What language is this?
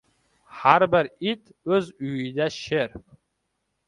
Uzbek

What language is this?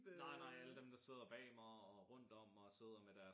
Danish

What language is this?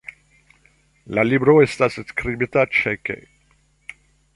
Esperanto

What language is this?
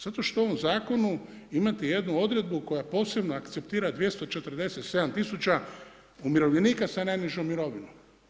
Croatian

